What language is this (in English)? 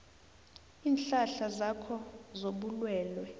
South Ndebele